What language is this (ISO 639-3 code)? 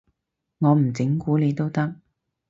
yue